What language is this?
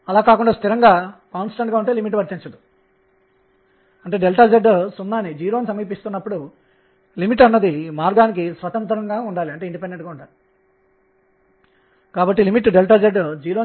Telugu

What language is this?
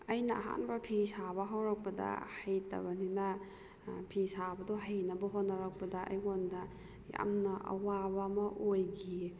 Manipuri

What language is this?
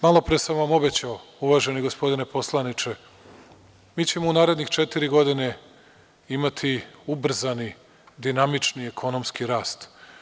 Serbian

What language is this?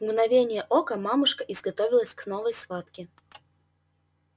Russian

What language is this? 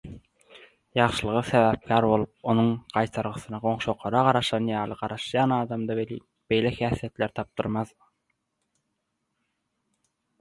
Turkmen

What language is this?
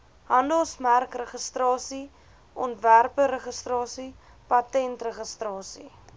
Afrikaans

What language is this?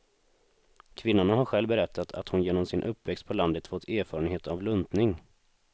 Swedish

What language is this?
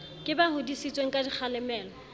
Southern Sotho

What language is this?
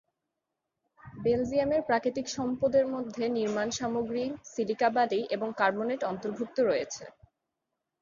Bangla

